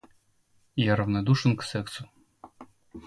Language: Russian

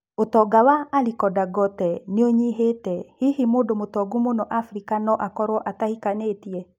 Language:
Kikuyu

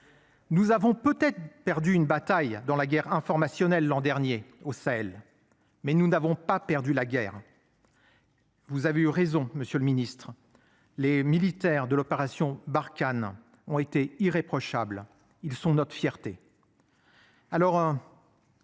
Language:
French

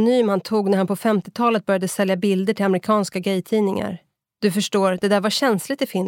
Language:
Swedish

